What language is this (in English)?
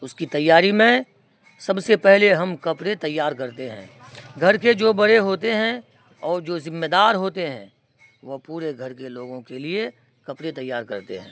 Urdu